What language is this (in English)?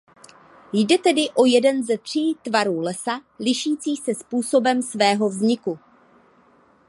Czech